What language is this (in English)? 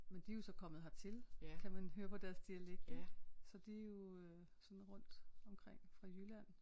Danish